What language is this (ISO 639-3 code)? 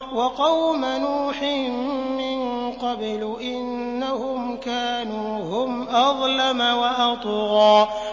ara